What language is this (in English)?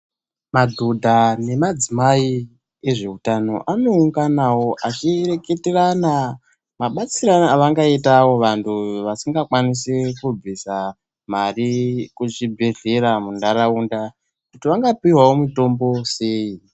Ndau